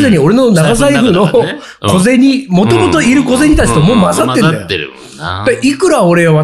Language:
Japanese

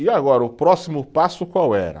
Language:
Portuguese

